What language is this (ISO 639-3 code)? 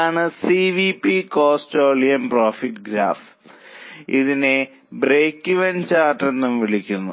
mal